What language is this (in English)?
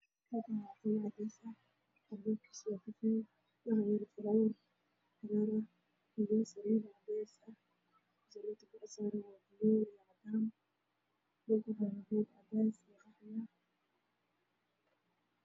Somali